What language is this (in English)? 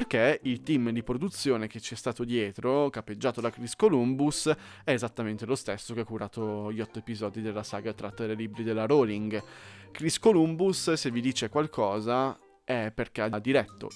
Italian